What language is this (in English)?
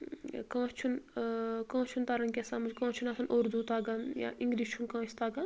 Kashmiri